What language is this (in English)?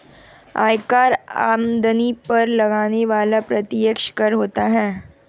Hindi